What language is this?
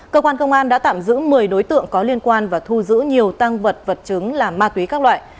Vietnamese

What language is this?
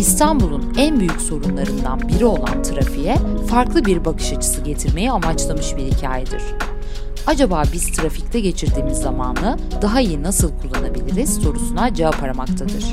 Turkish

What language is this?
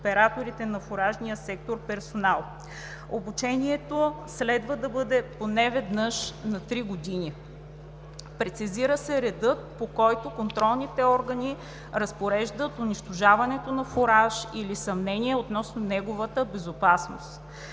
Bulgarian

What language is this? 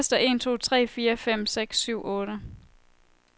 Danish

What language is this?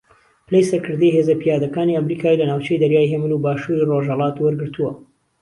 Central Kurdish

